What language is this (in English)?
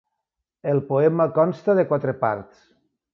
Catalan